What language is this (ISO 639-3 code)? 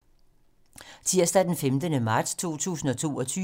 dan